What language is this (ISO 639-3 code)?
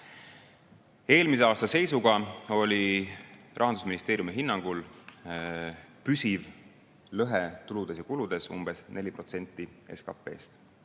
est